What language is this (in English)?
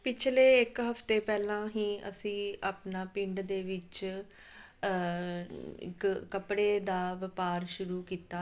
Punjabi